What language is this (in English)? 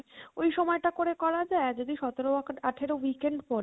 Bangla